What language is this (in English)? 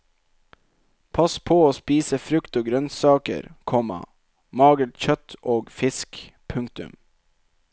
Norwegian